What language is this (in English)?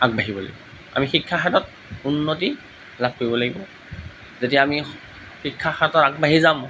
Assamese